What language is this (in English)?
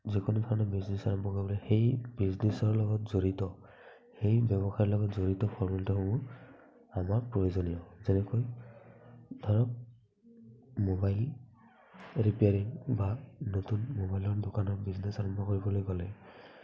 Assamese